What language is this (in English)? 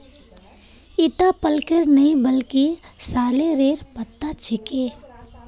Magahi